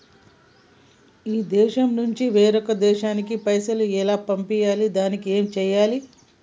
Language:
Telugu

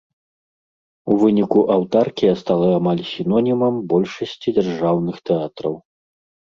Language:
Belarusian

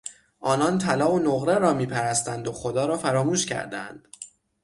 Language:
Persian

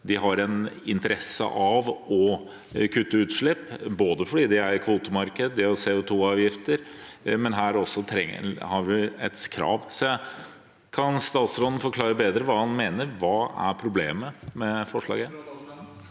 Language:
Norwegian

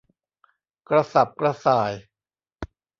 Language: Thai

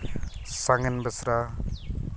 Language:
Santali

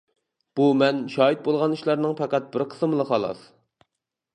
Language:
Uyghur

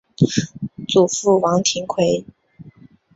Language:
Chinese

